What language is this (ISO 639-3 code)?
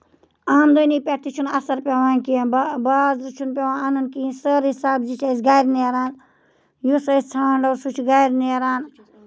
kas